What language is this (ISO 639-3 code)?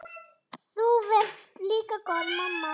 isl